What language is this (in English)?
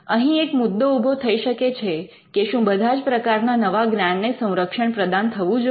Gujarati